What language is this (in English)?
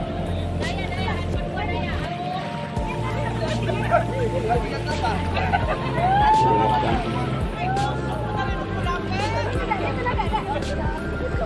Indonesian